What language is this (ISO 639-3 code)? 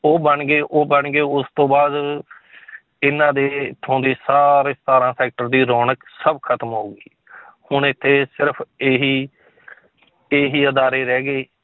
pan